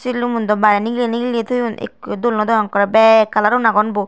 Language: Chakma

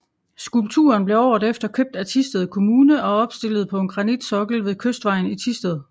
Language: Danish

